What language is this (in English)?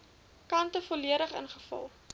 Afrikaans